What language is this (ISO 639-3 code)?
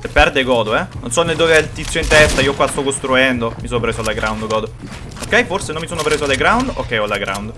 ita